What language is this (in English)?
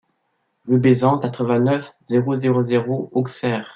French